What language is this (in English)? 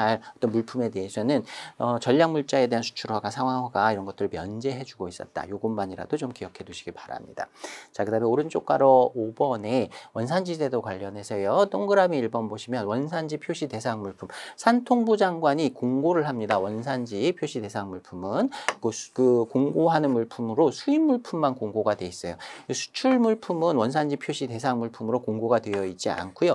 Korean